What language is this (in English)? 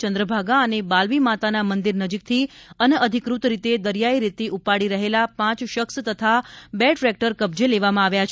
Gujarati